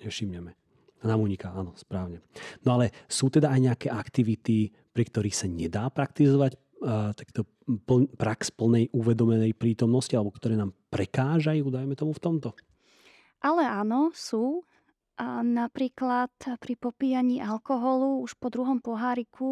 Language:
Slovak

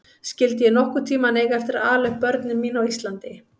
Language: Icelandic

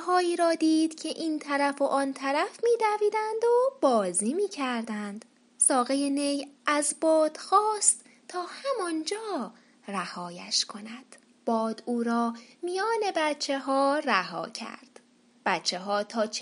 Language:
Persian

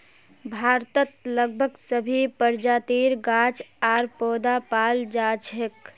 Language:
Magahi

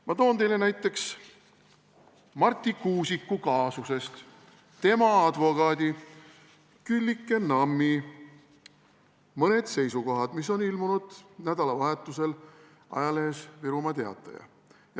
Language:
Estonian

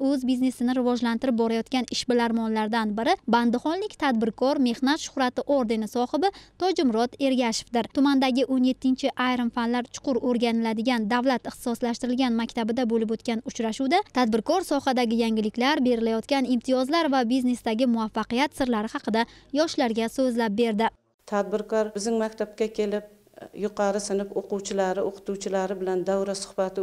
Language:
Turkish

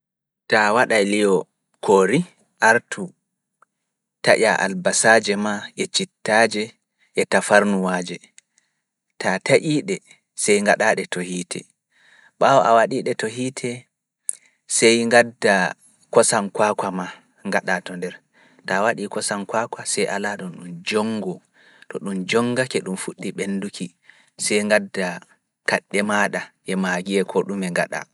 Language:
Fula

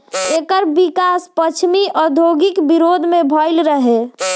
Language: Bhojpuri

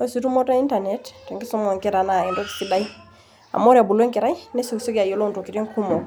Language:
Masai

